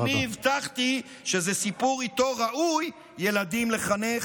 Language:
Hebrew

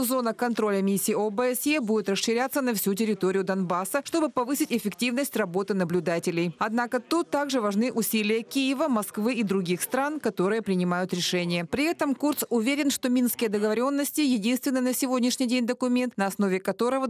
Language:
Russian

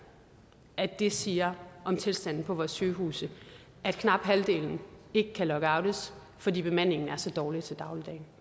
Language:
Danish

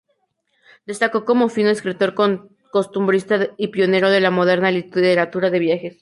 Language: Spanish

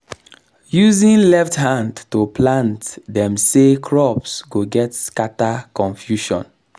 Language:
Nigerian Pidgin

